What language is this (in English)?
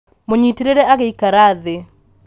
Kikuyu